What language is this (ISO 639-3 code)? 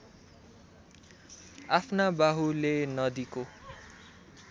nep